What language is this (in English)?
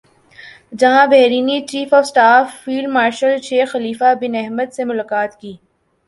Urdu